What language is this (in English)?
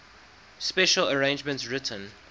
English